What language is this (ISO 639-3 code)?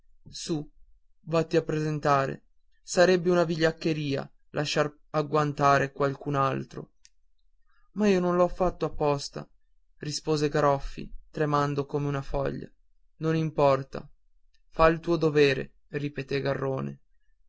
ita